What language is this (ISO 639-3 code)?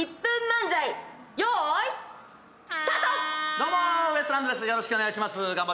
jpn